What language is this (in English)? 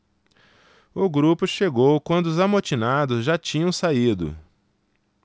Portuguese